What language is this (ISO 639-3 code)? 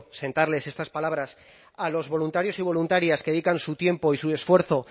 spa